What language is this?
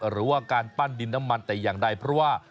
Thai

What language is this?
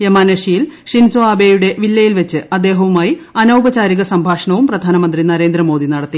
Malayalam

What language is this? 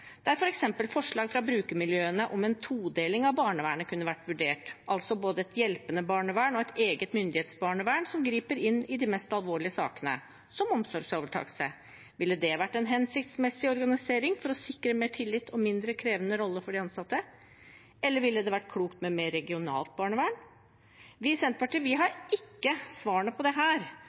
Norwegian Bokmål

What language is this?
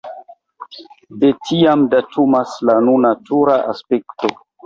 Esperanto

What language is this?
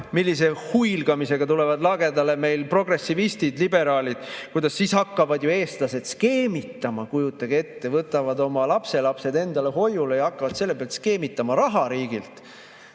Estonian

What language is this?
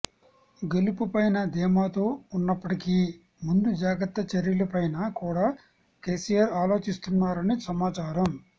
Telugu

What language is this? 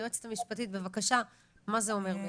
Hebrew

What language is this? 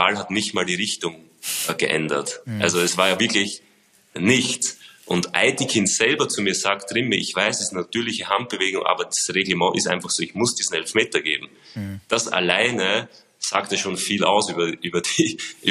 German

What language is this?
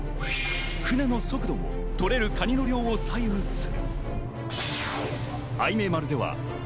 Japanese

